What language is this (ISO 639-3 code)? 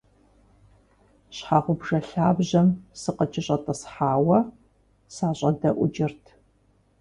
kbd